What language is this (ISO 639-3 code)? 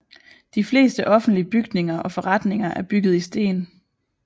dan